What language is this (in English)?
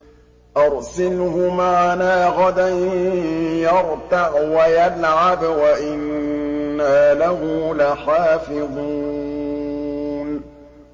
Arabic